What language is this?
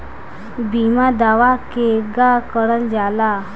Bhojpuri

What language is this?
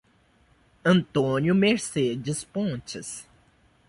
Portuguese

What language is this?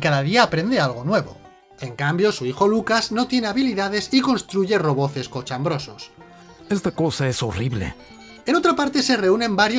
Spanish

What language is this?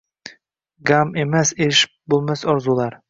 Uzbek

